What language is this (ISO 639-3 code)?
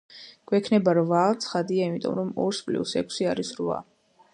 kat